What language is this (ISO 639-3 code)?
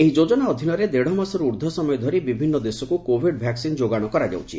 ori